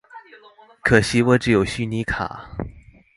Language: Chinese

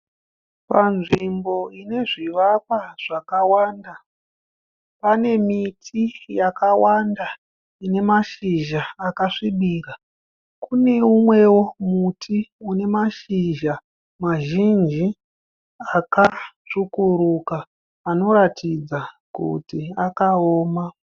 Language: Shona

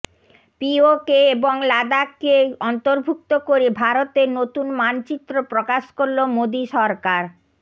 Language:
Bangla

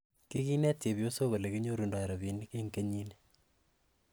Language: Kalenjin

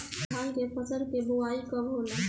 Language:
Bhojpuri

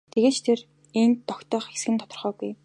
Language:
Mongolian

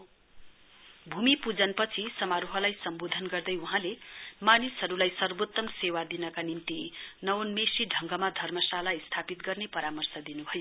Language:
Nepali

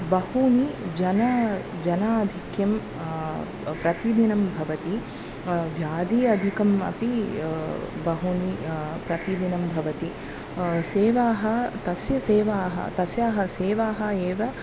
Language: Sanskrit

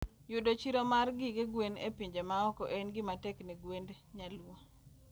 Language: Luo (Kenya and Tanzania)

